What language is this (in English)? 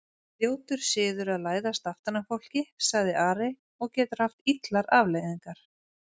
Icelandic